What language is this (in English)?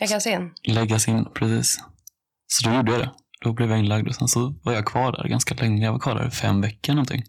Swedish